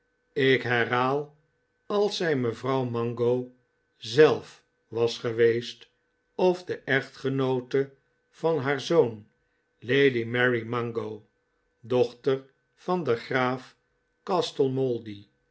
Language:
Dutch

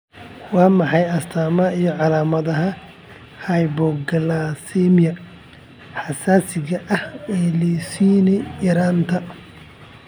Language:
Somali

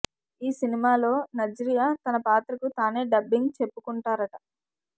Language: Telugu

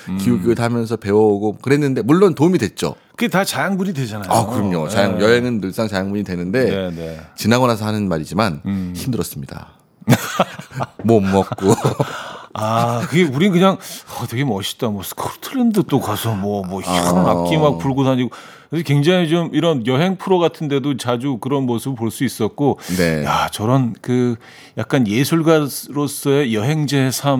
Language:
Korean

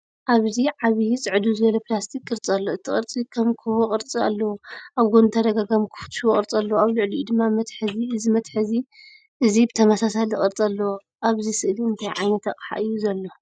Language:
Tigrinya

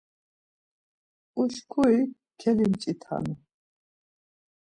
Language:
Laz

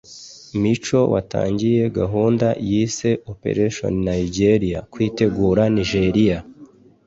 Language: Kinyarwanda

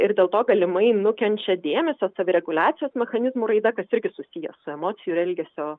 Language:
Lithuanian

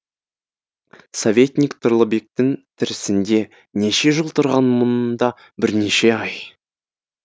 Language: Kazakh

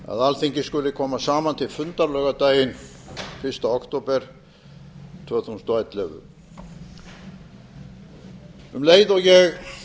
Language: Icelandic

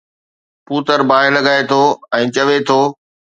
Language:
Sindhi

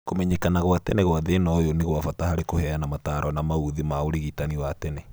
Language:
Kikuyu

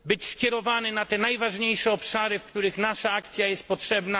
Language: Polish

